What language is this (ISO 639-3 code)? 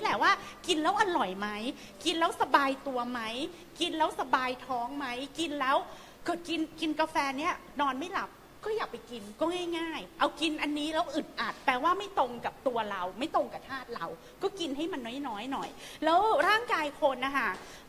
tha